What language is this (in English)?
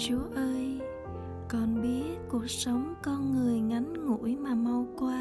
Vietnamese